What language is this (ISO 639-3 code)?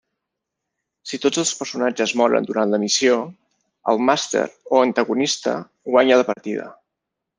cat